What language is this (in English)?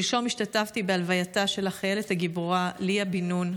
Hebrew